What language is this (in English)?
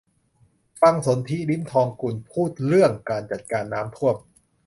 Thai